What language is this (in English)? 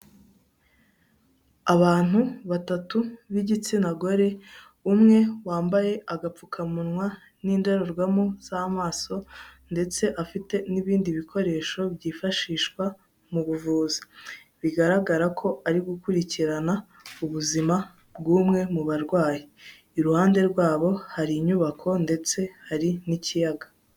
Kinyarwanda